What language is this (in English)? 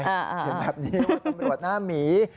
Thai